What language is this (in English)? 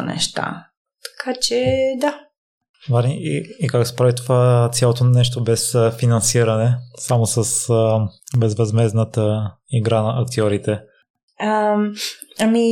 Bulgarian